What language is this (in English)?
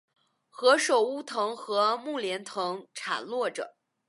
Chinese